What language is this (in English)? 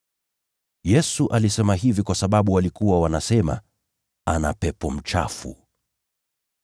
Swahili